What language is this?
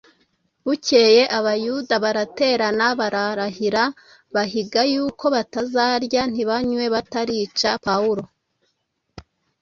Kinyarwanda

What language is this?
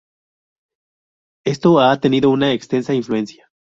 Spanish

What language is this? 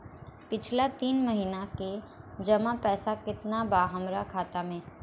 Bhojpuri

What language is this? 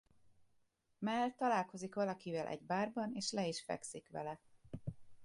Hungarian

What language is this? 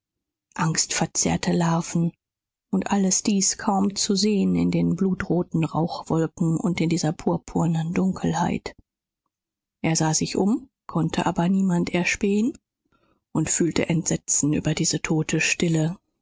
German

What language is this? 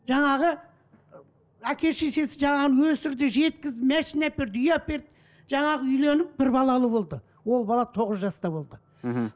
Kazakh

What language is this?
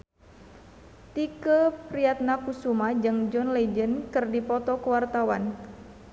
Sundanese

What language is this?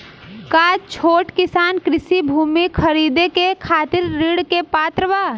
Bhojpuri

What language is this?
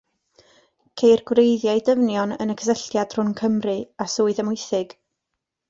Welsh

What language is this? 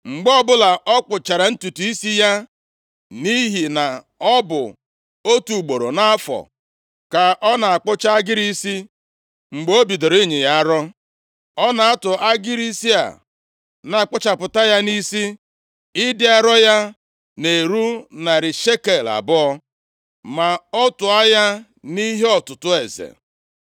Igbo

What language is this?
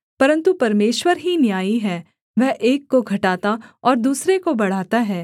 Hindi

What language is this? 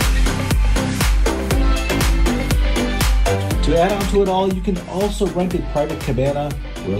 English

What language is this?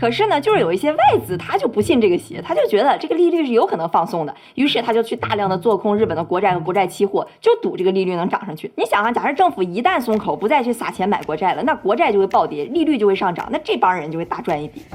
Chinese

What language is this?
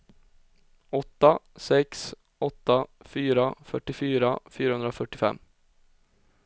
Swedish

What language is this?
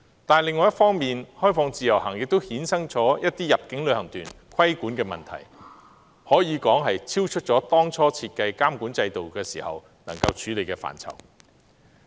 Cantonese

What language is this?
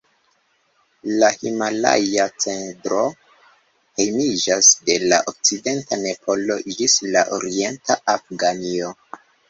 Esperanto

